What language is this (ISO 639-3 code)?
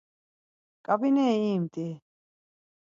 lzz